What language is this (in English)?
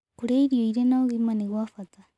Kikuyu